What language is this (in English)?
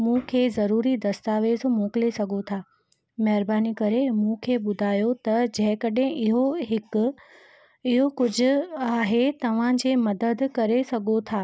Sindhi